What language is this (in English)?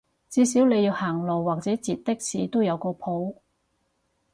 Cantonese